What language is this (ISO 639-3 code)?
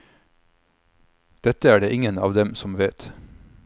nor